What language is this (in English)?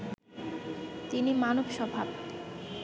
Bangla